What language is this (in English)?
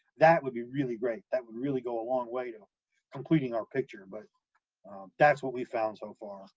English